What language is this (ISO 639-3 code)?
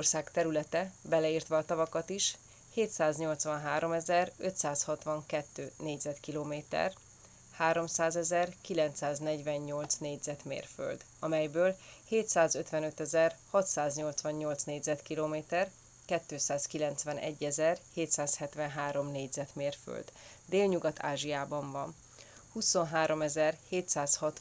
hun